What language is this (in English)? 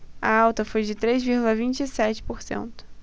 Portuguese